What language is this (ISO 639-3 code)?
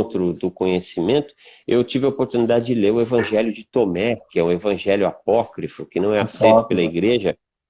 por